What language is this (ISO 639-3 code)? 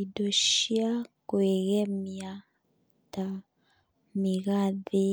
kik